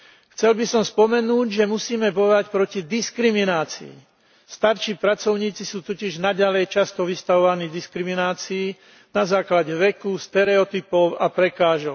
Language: Slovak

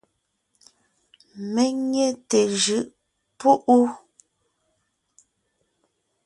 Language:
Ngiemboon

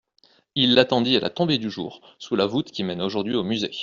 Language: French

